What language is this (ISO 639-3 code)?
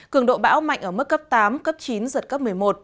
vie